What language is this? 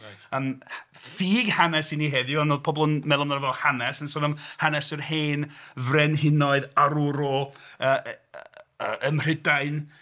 Welsh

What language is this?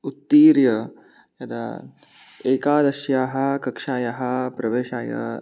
Sanskrit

